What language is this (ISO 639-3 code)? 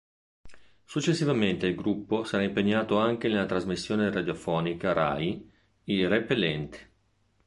ita